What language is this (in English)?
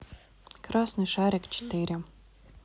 Russian